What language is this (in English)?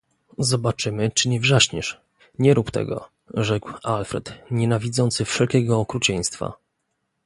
Polish